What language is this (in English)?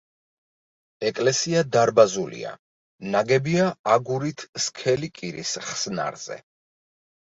Georgian